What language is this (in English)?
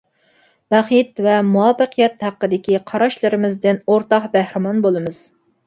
Uyghur